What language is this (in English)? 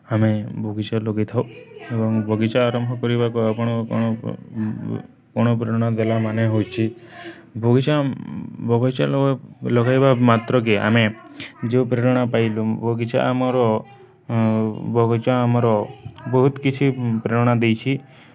Odia